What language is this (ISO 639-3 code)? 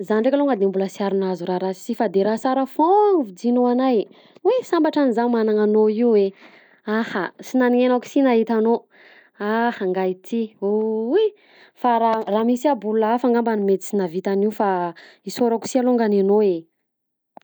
bzc